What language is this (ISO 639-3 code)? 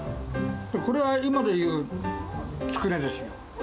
jpn